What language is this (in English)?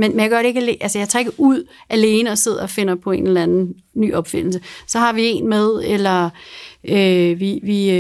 Danish